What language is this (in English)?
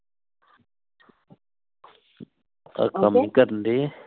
Punjabi